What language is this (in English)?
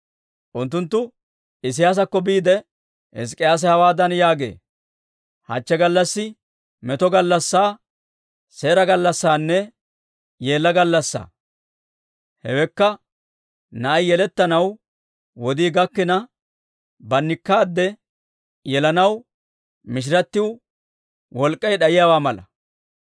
Dawro